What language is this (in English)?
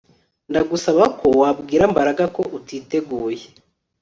Kinyarwanda